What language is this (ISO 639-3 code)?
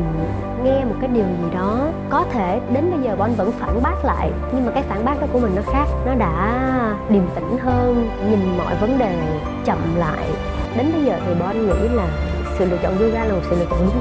vie